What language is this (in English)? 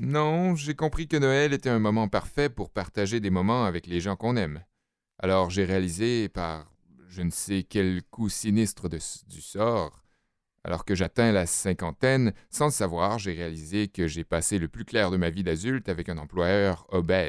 French